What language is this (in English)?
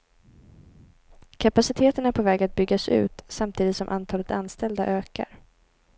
Swedish